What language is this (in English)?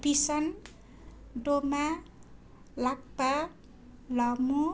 Nepali